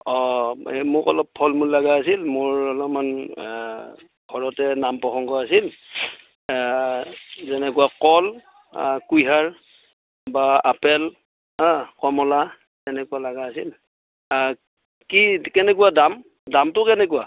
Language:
Assamese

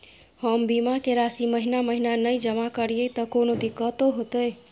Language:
Maithili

